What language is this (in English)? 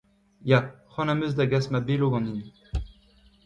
Breton